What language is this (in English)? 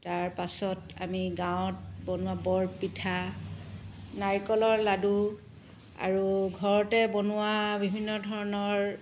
Assamese